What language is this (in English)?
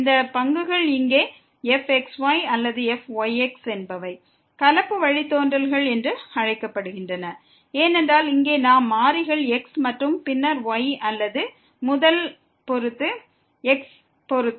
Tamil